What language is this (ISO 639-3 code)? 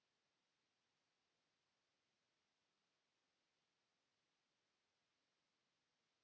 fin